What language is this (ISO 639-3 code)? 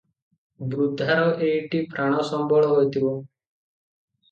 ori